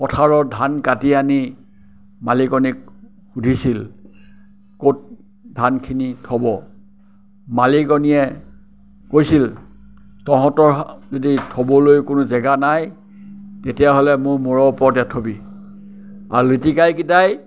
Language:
Assamese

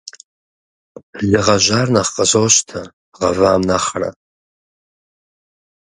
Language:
Kabardian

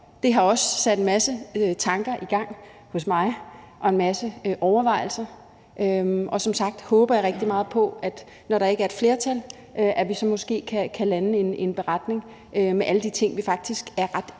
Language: Danish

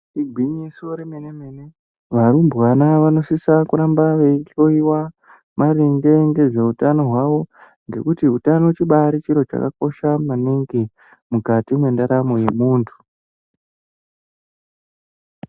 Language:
Ndau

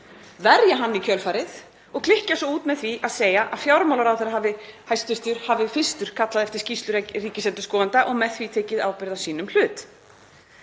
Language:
Icelandic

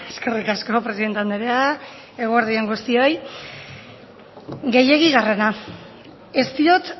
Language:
Basque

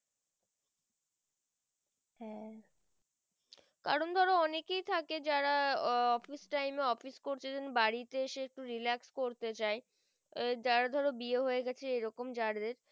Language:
Bangla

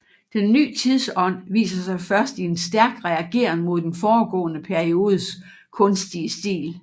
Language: Danish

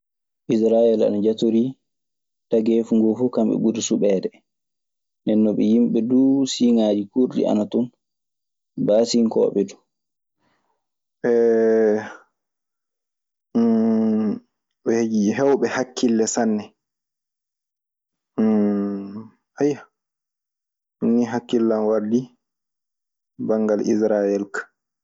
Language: Maasina Fulfulde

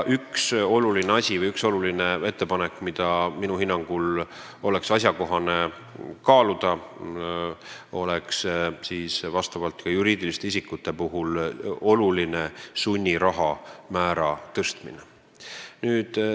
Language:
Estonian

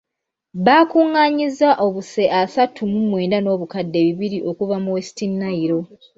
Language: Ganda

